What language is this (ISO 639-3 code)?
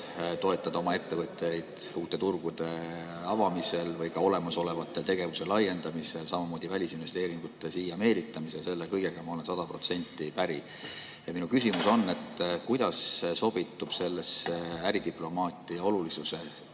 est